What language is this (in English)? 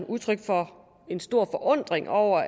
Danish